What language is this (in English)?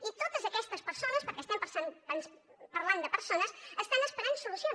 Catalan